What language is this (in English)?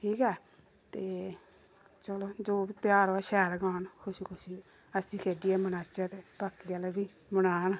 Dogri